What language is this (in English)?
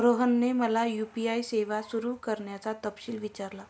Marathi